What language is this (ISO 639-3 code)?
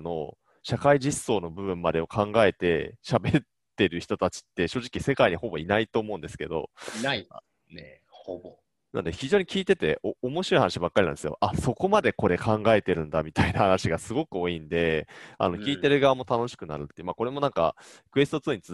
jpn